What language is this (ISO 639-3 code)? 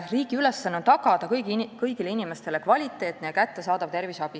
est